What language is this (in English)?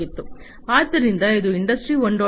Kannada